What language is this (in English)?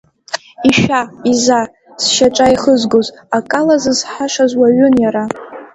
Abkhazian